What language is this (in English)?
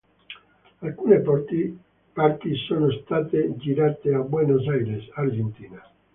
Italian